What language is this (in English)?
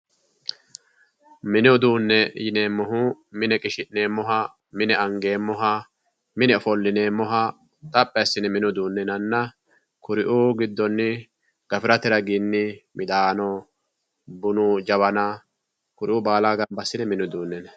Sidamo